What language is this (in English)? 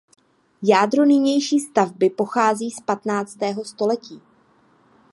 Czech